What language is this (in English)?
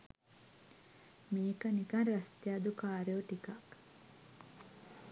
Sinhala